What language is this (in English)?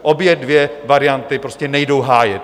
Czech